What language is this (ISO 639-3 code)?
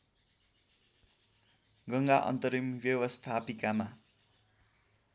nep